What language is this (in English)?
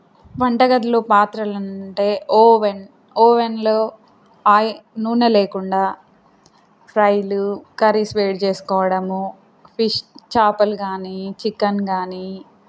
Telugu